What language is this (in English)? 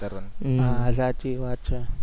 Gujarati